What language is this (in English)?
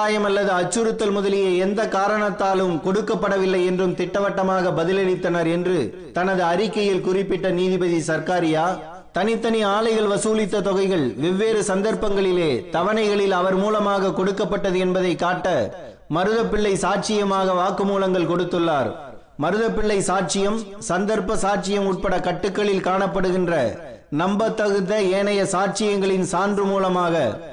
Tamil